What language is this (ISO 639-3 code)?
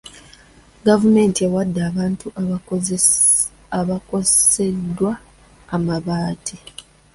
lug